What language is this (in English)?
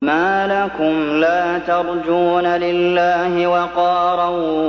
Arabic